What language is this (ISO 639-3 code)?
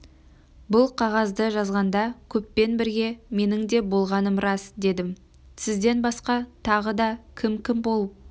kaz